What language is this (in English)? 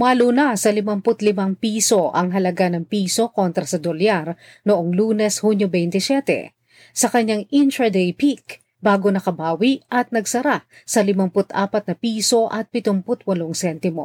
Filipino